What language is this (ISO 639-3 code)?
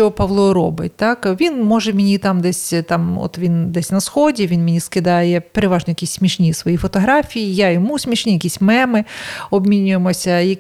ukr